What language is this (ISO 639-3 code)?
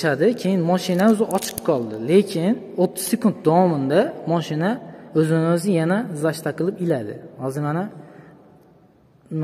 tur